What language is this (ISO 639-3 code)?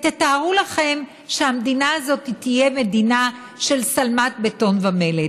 heb